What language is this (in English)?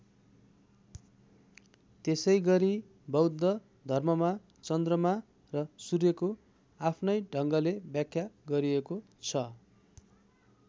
Nepali